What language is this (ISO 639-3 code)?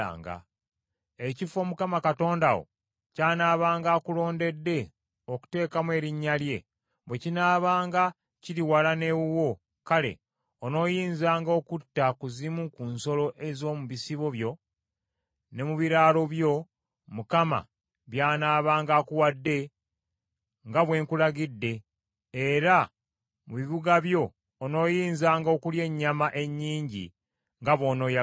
lug